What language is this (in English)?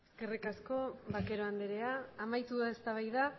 Basque